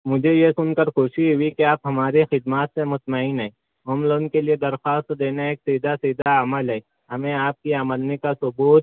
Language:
Urdu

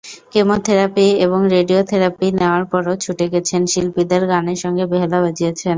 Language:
Bangla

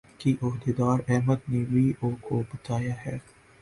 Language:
Urdu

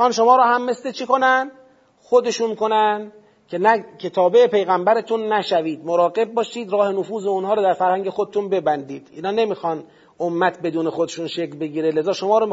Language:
Persian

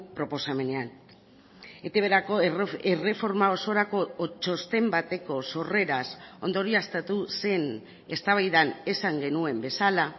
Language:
Basque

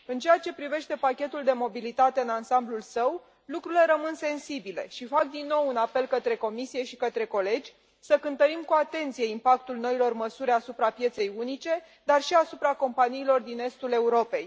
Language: Romanian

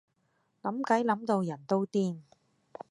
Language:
Cantonese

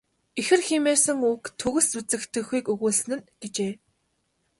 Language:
Mongolian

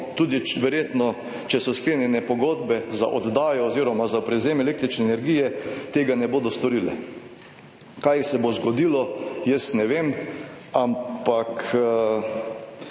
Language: Slovenian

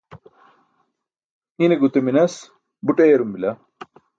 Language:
Burushaski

